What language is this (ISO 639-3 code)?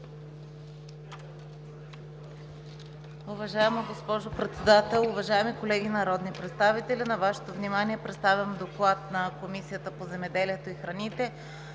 bul